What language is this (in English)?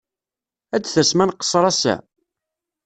Kabyle